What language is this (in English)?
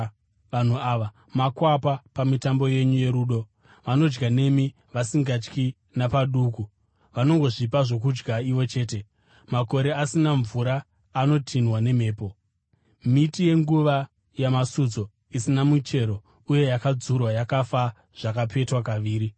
Shona